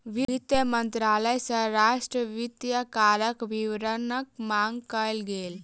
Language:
Maithili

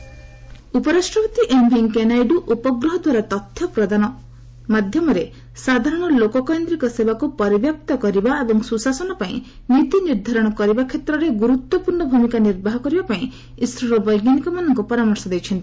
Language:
Odia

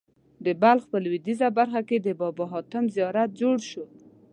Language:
Pashto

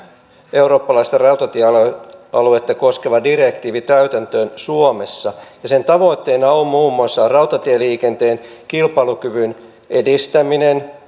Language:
Finnish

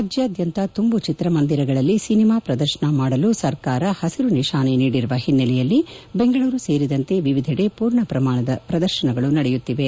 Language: Kannada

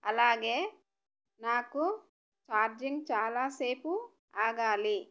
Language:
Telugu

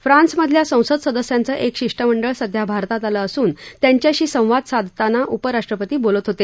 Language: Marathi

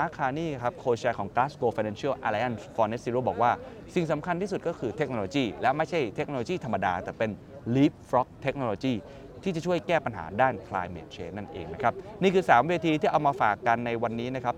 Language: Thai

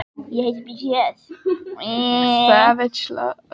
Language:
Icelandic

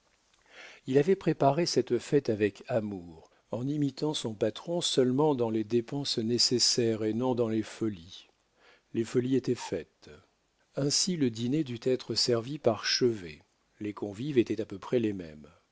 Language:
French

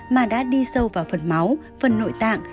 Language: Vietnamese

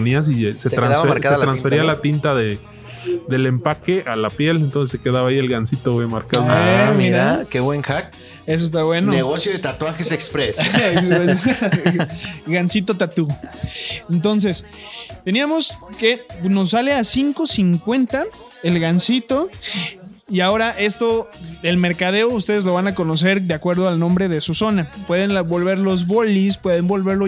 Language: Spanish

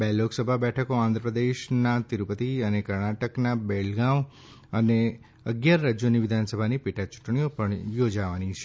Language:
Gujarati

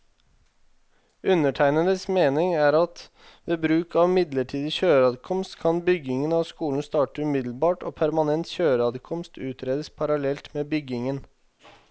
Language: Norwegian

